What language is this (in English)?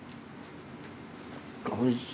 Japanese